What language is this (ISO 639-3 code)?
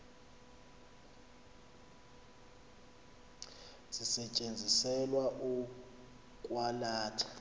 xho